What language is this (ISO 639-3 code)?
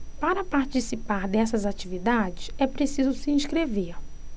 por